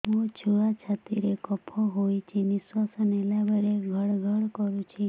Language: Odia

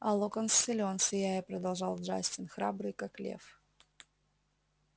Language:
Russian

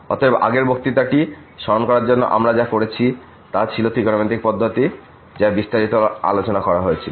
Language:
Bangla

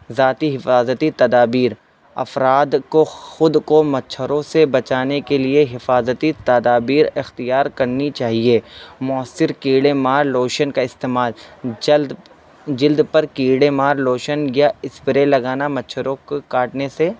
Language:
Urdu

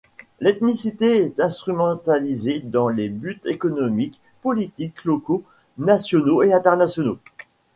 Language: French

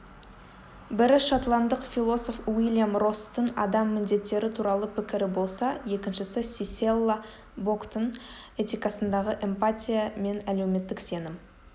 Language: Kazakh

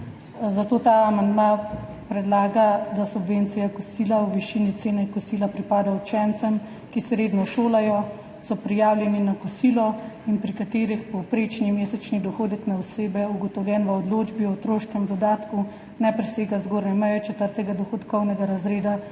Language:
Slovenian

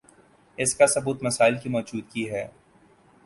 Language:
Urdu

